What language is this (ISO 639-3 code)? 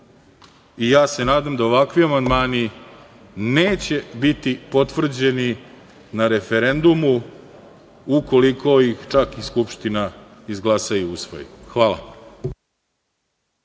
srp